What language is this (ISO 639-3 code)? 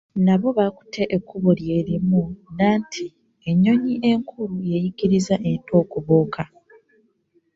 lug